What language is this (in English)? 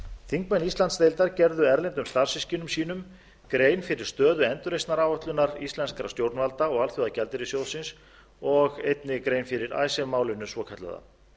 Icelandic